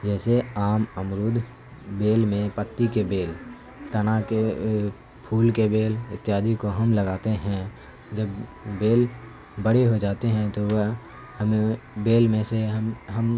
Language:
Urdu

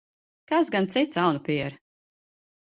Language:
Latvian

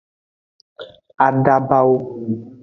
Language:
Aja (Benin)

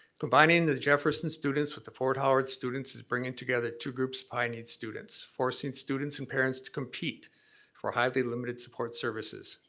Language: English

